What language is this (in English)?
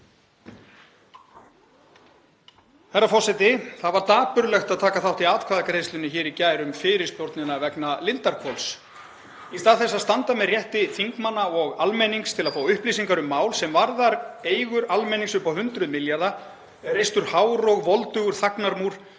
Icelandic